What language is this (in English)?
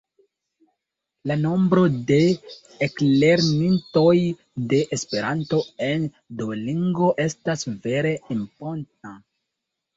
Esperanto